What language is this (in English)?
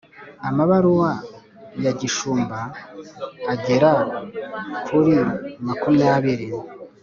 Kinyarwanda